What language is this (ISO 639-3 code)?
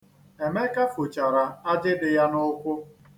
ibo